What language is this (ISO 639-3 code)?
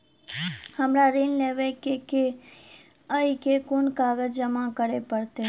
mai